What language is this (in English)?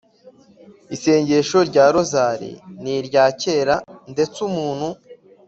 Kinyarwanda